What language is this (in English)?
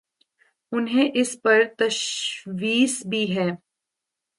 Urdu